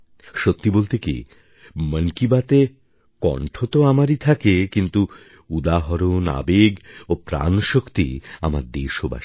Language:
Bangla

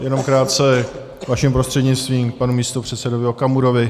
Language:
Czech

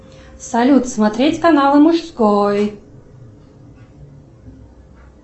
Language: Russian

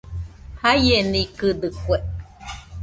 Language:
Nüpode Huitoto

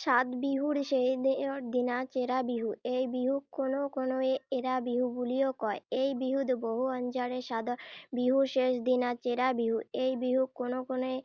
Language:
Assamese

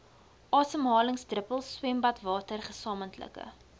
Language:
Afrikaans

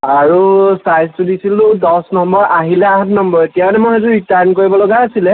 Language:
Assamese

